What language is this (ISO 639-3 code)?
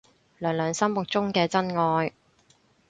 yue